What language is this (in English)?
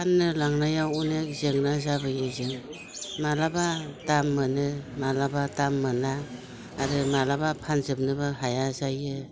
Bodo